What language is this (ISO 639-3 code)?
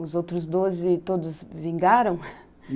por